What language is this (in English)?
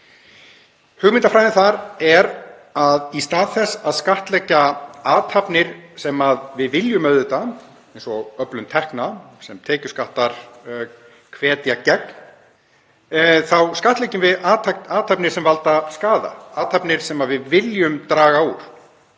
Icelandic